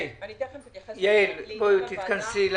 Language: Hebrew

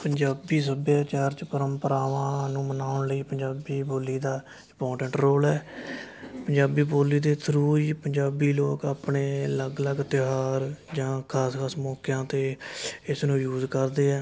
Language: Punjabi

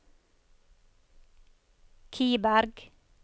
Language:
Norwegian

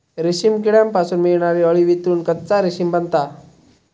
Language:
Marathi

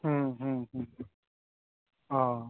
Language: Bodo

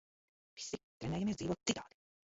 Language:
Latvian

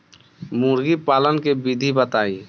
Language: Bhojpuri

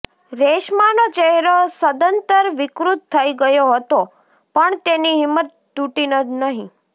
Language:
Gujarati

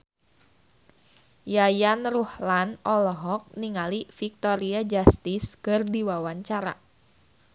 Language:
Sundanese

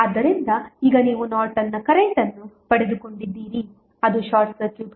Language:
Kannada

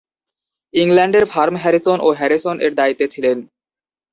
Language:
Bangla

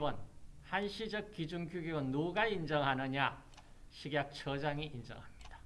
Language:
Korean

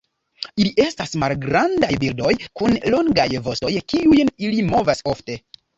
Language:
Esperanto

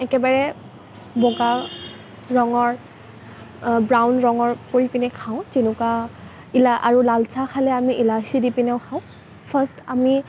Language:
Assamese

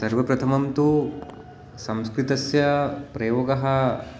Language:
Sanskrit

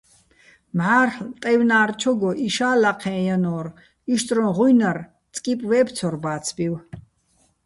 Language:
Bats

